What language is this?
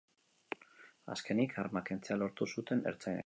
Basque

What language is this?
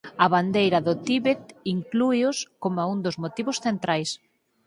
Galician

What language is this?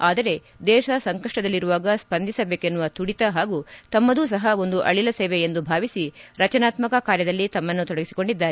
Kannada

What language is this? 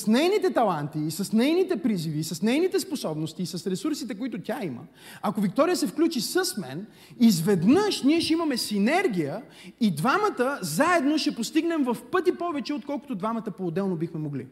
Bulgarian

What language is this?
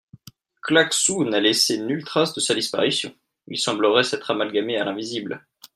French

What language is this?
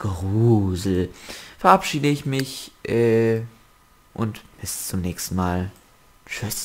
German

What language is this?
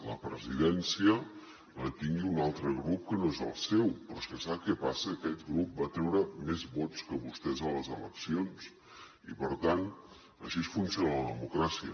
Catalan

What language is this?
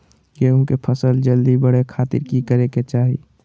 Magahi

